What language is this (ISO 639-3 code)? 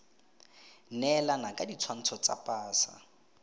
tsn